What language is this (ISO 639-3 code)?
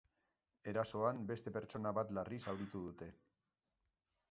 eus